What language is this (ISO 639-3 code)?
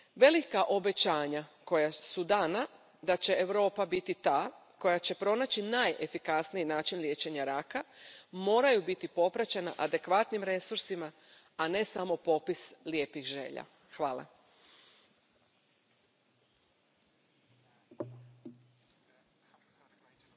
hrv